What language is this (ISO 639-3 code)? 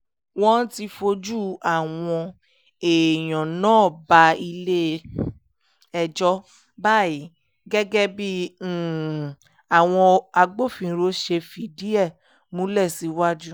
yor